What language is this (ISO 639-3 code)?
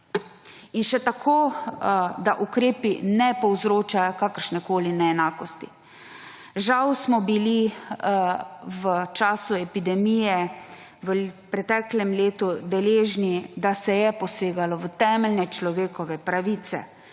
slv